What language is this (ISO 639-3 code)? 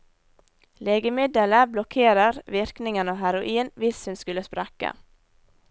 nor